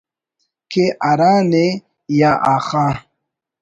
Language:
Brahui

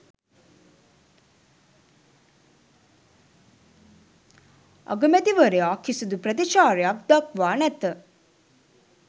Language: Sinhala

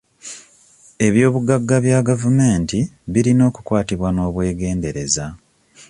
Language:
Ganda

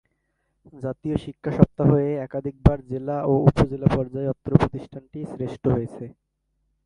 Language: Bangla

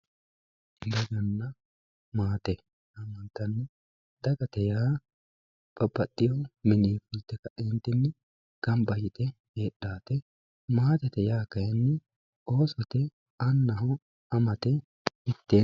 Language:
Sidamo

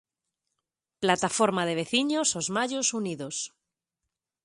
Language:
Galician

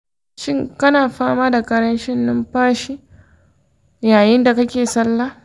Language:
Hausa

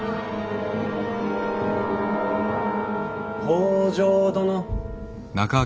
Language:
Japanese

